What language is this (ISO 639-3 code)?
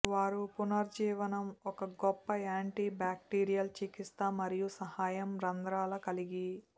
tel